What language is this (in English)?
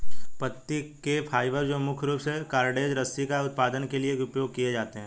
Hindi